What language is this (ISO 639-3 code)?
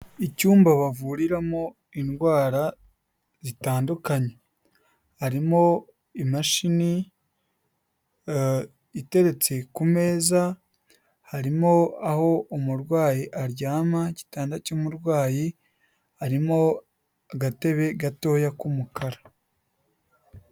kin